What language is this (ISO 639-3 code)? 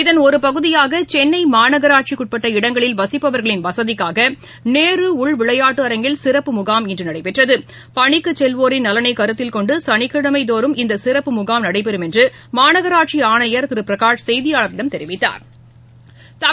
tam